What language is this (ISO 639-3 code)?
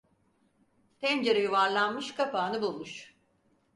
tur